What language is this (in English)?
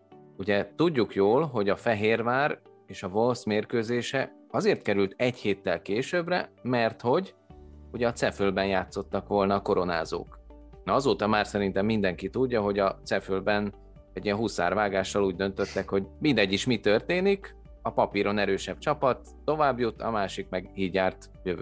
Hungarian